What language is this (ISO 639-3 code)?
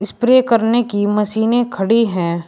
hin